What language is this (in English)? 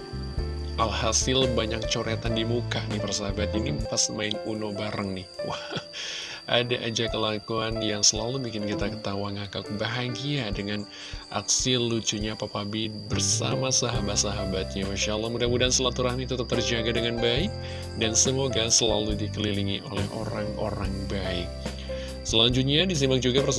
Indonesian